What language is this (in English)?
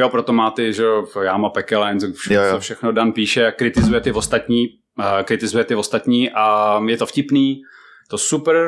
Czech